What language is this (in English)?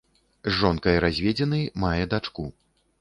Belarusian